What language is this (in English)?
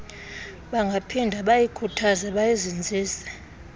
Xhosa